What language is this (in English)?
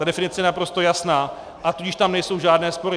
Czech